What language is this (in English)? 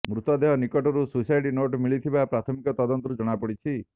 Odia